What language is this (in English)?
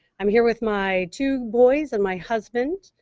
English